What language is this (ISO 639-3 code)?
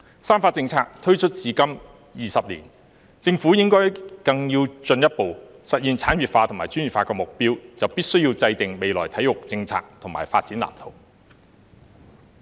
yue